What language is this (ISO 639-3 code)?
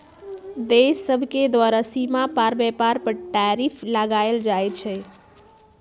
mag